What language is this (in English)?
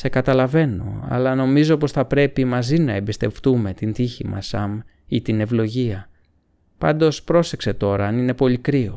Greek